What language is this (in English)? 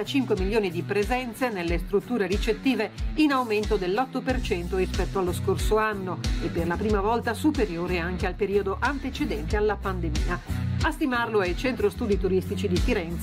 Italian